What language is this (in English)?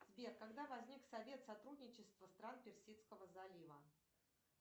Russian